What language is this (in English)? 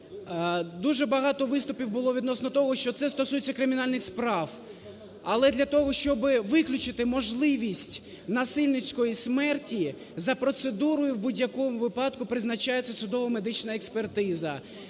Ukrainian